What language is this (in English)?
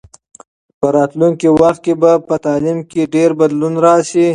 Pashto